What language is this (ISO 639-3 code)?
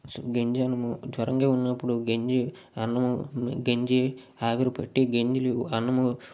tel